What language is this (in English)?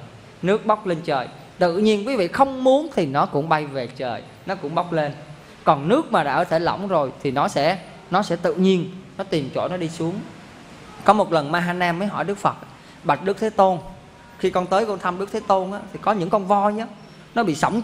Vietnamese